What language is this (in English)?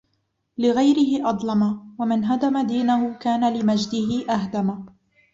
Arabic